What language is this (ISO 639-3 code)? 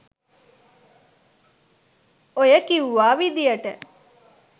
sin